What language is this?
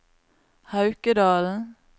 Norwegian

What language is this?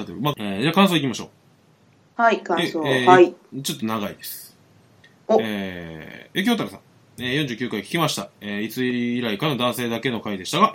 Japanese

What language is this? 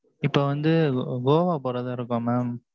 Tamil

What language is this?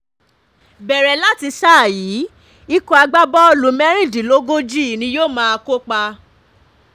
Yoruba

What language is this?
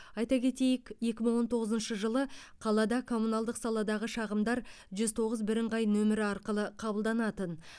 Kazakh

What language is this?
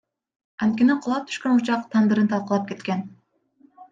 Kyrgyz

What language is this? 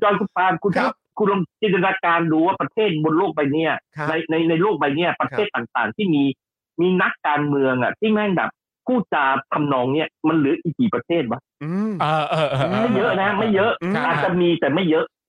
Thai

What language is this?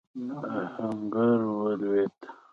Pashto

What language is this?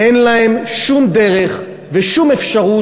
Hebrew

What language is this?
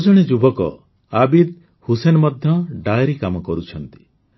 Odia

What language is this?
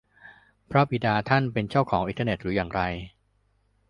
Thai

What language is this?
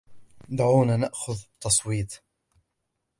Arabic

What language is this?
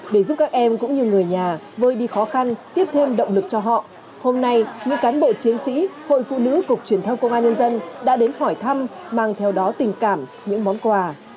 Vietnamese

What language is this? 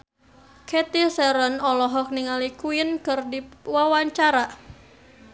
Sundanese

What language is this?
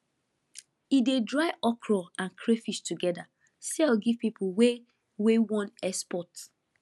Nigerian Pidgin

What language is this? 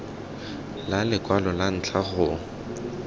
Tswana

